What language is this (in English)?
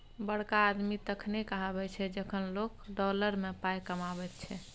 Maithili